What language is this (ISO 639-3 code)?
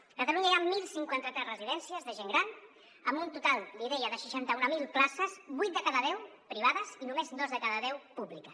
cat